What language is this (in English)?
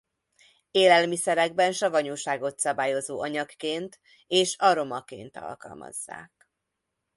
Hungarian